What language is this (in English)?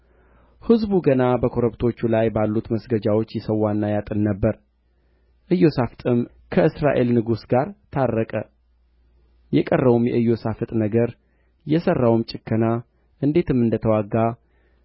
Amharic